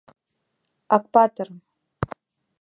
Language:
Mari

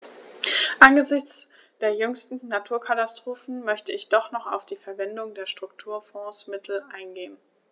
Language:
German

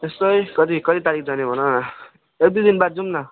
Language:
Nepali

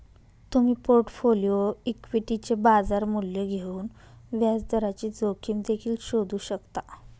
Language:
Marathi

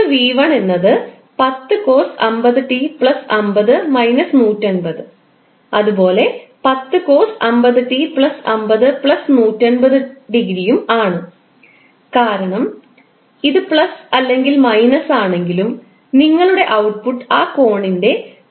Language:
Malayalam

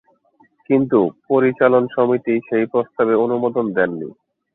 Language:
Bangla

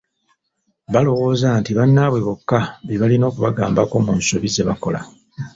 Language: Ganda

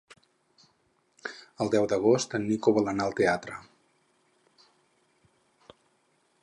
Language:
Catalan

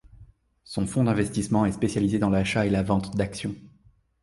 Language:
French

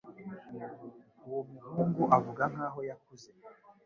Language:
Kinyarwanda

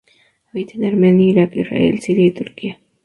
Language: Spanish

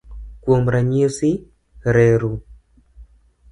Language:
Luo (Kenya and Tanzania)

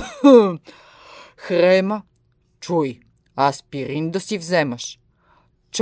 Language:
Bulgarian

